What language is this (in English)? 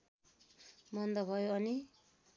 Nepali